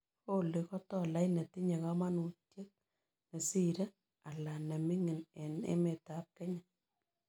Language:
Kalenjin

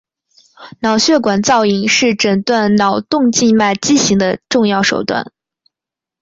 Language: Chinese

